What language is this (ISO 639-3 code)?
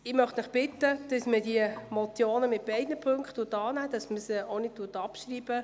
gsw